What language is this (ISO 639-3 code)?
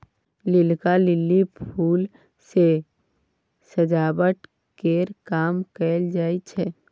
mai